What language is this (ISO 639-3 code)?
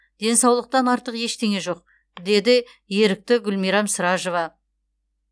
kaz